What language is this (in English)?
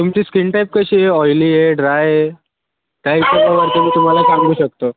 Marathi